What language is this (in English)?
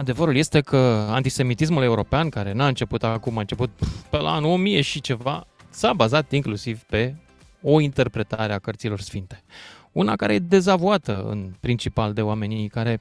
Romanian